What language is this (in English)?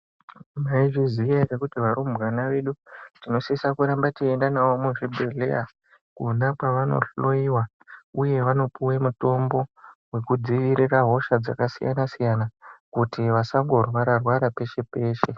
Ndau